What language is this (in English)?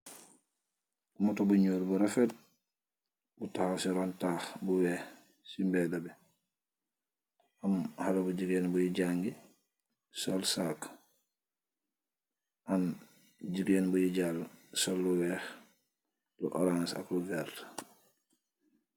Wolof